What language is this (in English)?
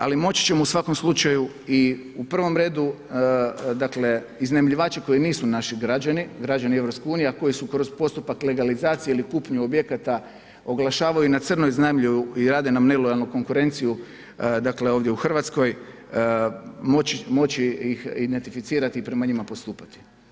Croatian